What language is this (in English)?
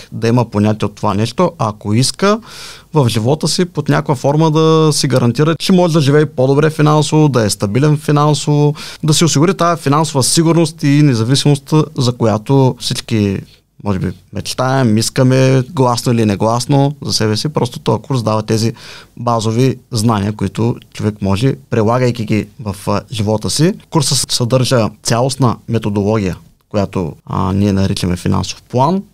Bulgarian